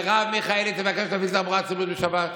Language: Hebrew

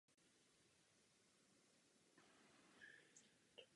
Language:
Czech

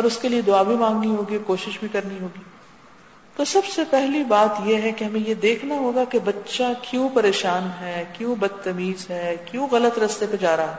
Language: Urdu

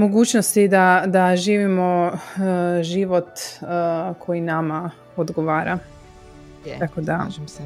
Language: Croatian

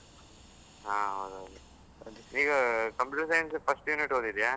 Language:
Kannada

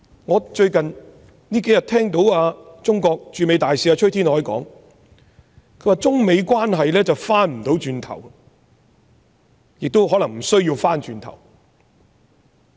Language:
Cantonese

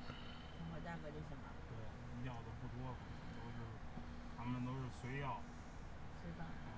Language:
Chinese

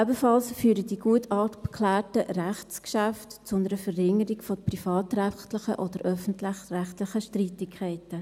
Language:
Swiss German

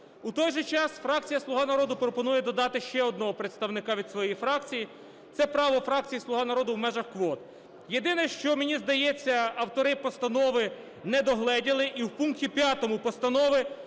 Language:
Ukrainian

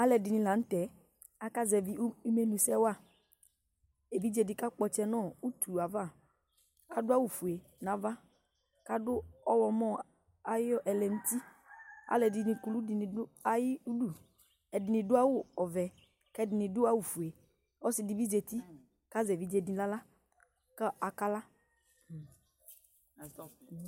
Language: Ikposo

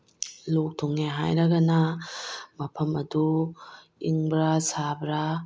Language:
Manipuri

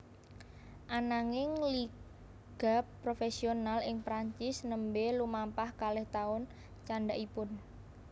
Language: Javanese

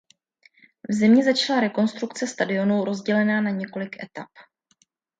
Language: Czech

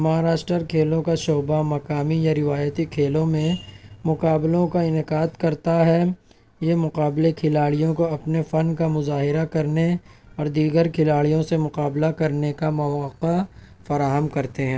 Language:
Urdu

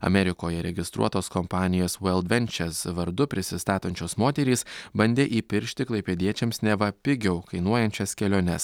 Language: Lithuanian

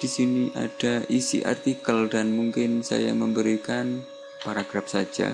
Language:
Indonesian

